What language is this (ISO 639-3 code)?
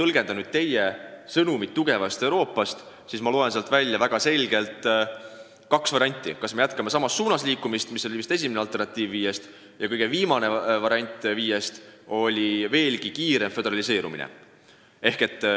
est